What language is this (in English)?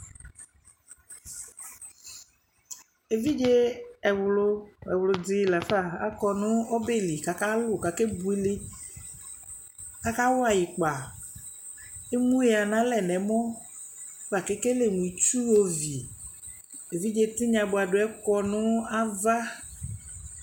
Ikposo